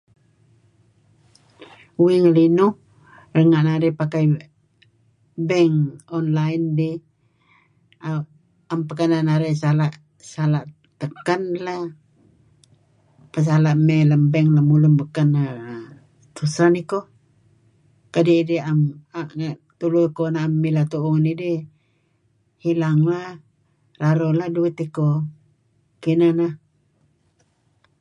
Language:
Kelabit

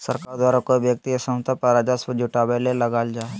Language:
Magahi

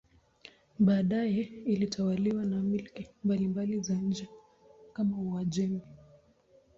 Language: Swahili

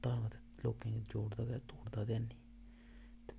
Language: Dogri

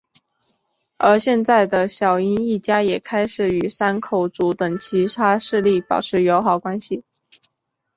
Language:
Chinese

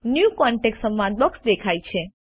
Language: Gujarati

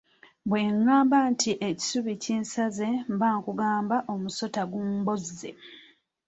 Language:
Ganda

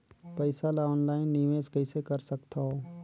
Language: Chhattisgarhi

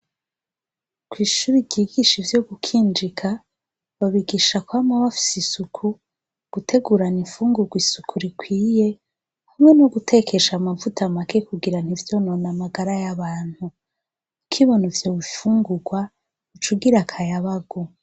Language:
Rundi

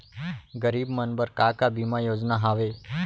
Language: Chhattisgarhi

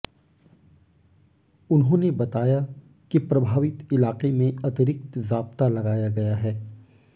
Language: Hindi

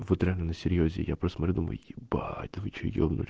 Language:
Russian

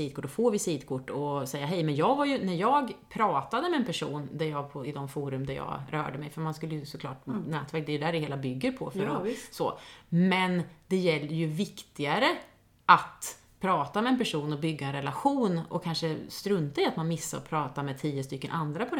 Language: Swedish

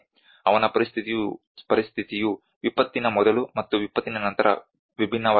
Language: Kannada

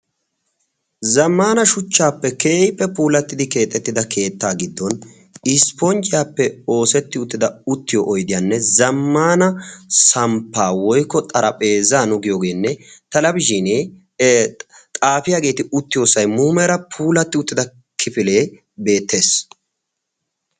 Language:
Wolaytta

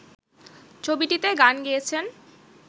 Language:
Bangla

